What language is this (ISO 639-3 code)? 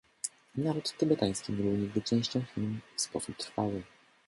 pol